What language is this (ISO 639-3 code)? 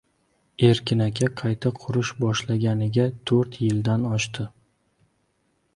uzb